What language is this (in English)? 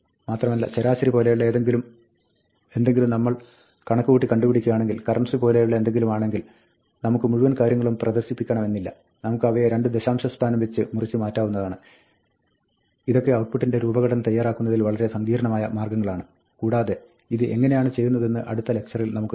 Malayalam